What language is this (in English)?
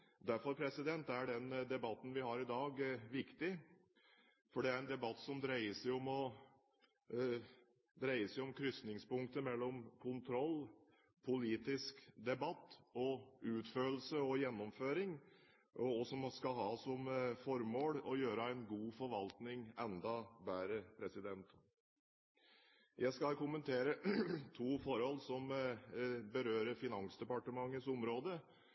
Norwegian Bokmål